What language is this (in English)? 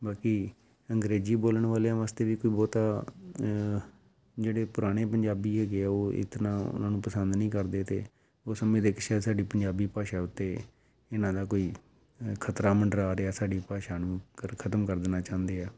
Punjabi